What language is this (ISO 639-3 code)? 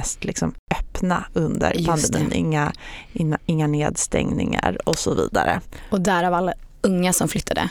swe